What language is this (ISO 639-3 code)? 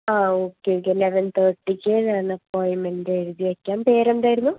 mal